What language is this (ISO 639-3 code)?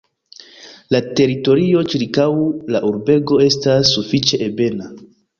epo